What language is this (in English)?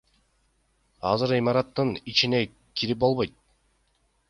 Kyrgyz